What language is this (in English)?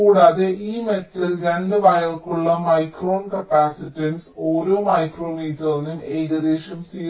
Malayalam